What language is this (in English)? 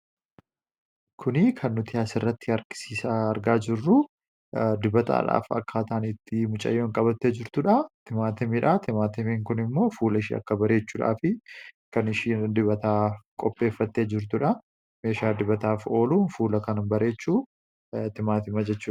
Oromo